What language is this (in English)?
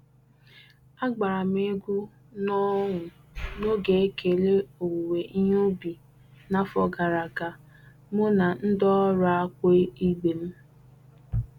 Igbo